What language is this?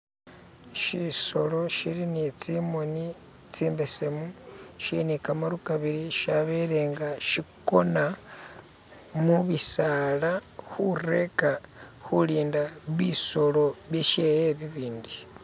Masaaba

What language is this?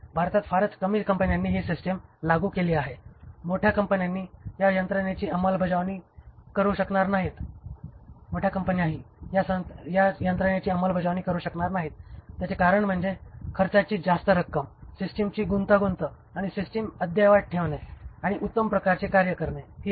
Marathi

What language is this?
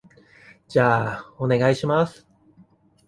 Japanese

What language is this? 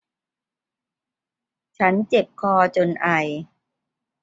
Thai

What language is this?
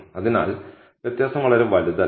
Malayalam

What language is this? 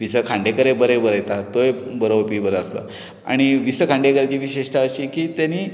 Konkani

